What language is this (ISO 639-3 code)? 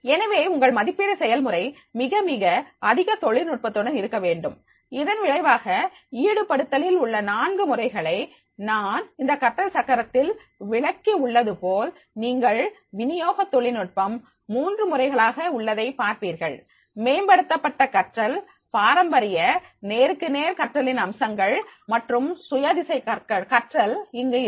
tam